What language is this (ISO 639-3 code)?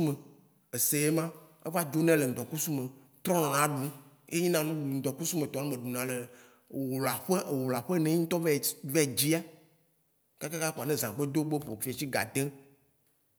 wci